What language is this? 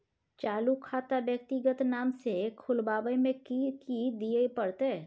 Maithili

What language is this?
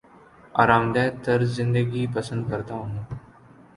Urdu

